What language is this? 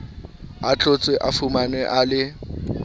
Southern Sotho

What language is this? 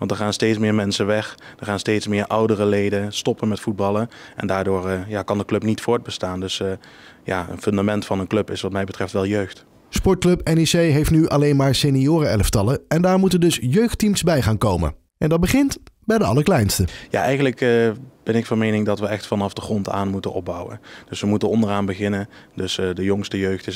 Dutch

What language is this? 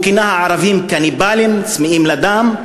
Hebrew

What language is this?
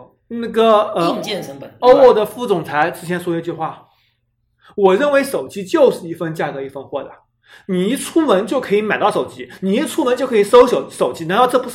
Chinese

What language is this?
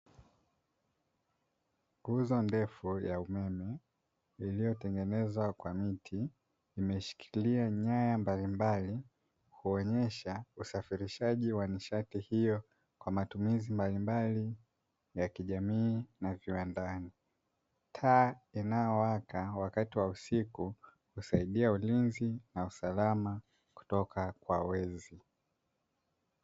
Swahili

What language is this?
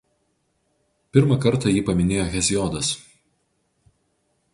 Lithuanian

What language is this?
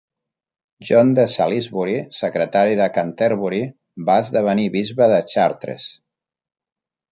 Catalan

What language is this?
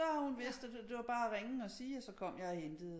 Danish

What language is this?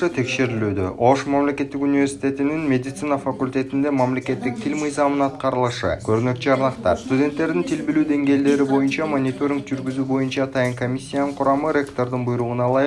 Turkish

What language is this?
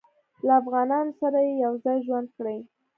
Pashto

